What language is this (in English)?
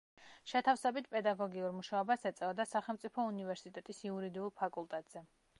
Georgian